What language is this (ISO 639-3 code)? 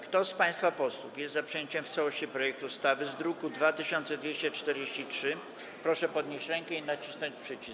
pol